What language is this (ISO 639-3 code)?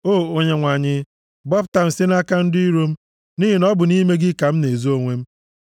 ibo